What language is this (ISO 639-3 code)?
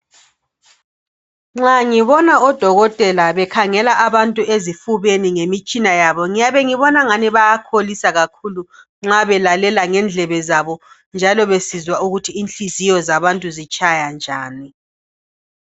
nde